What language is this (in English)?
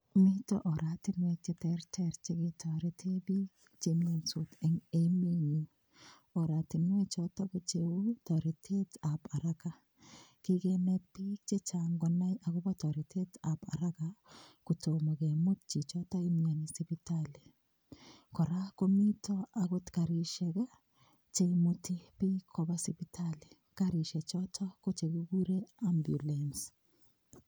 Kalenjin